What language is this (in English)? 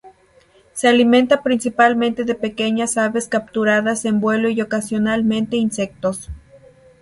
Spanish